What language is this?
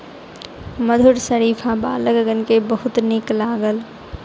Maithili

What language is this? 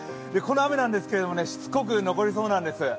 Japanese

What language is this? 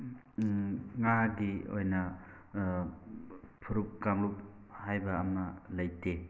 Manipuri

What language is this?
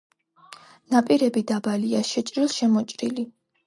Georgian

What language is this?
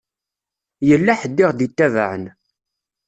Kabyle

